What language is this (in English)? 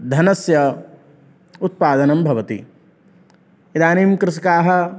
Sanskrit